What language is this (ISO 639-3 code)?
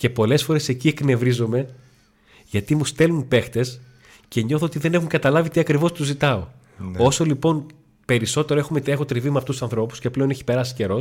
ell